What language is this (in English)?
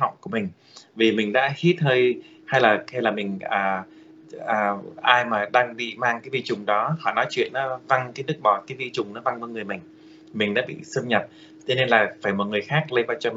Vietnamese